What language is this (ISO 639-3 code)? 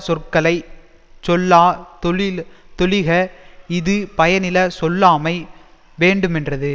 tam